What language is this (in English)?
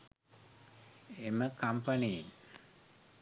Sinhala